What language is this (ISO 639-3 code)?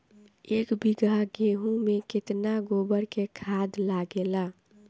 bho